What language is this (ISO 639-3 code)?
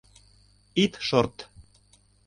chm